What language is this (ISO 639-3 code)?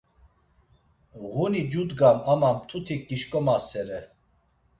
lzz